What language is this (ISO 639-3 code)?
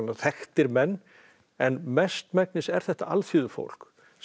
isl